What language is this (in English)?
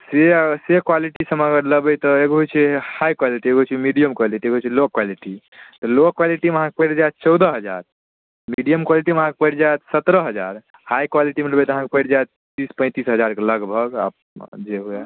Maithili